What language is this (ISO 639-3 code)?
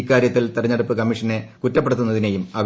mal